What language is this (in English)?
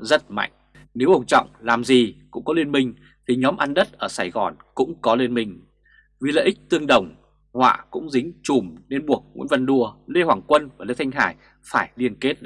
Vietnamese